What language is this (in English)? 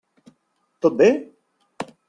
Catalan